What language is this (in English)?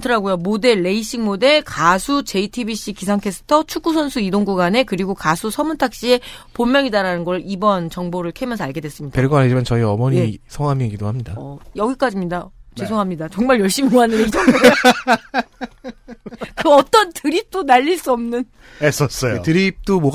Korean